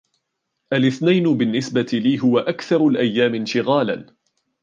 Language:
Arabic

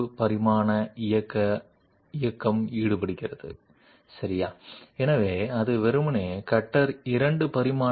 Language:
Telugu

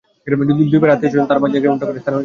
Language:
Bangla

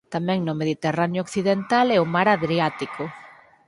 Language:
Galician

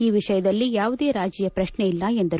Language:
Kannada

